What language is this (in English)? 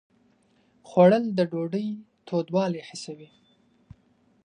Pashto